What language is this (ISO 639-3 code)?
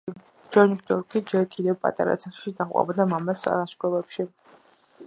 kat